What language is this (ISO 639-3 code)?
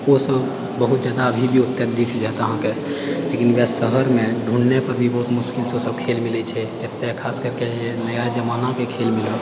mai